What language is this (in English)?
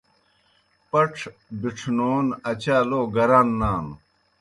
Kohistani Shina